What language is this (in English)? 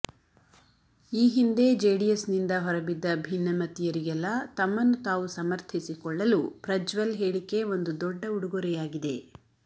Kannada